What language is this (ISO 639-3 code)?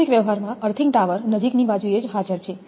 guj